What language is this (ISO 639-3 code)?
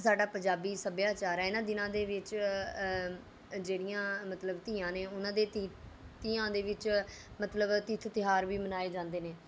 pan